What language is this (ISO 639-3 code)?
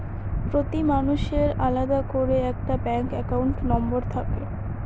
ben